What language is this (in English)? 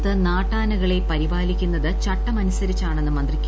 Malayalam